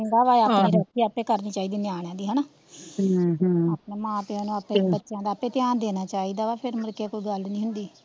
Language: Punjabi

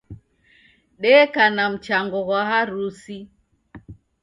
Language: Taita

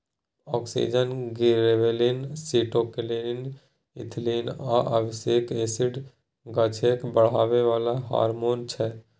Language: Maithili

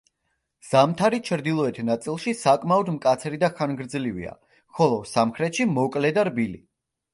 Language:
Georgian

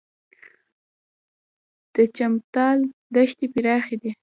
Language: Pashto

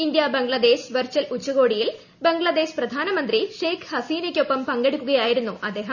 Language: Malayalam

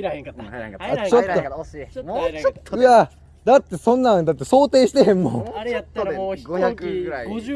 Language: Japanese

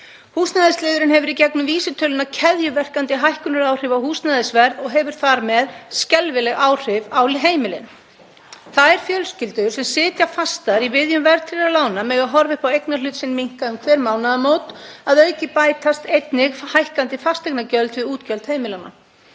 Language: Icelandic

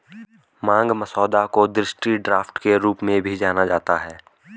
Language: Hindi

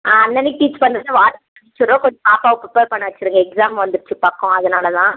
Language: Tamil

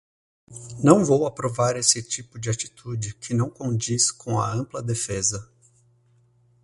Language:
Portuguese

